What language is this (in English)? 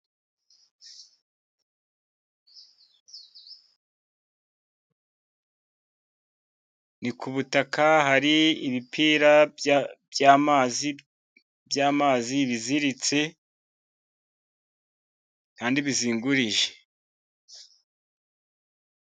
Kinyarwanda